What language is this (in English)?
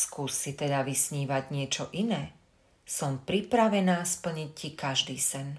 Slovak